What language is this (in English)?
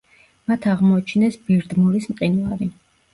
Georgian